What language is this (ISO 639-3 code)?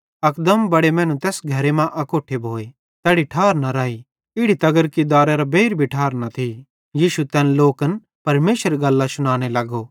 bhd